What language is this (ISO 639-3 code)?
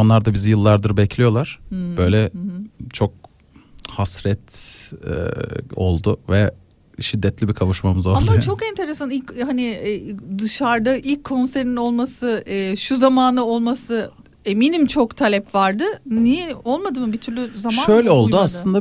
tur